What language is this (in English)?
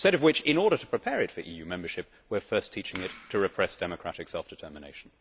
English